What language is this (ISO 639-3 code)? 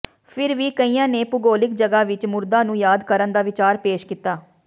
pan